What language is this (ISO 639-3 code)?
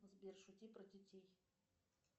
rus